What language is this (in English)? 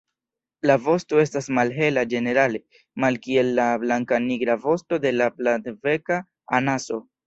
Esperanto